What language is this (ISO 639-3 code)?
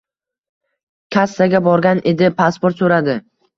uzb